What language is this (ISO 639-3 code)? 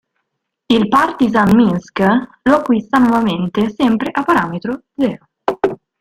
ita